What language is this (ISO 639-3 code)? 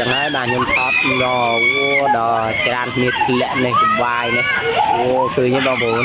vie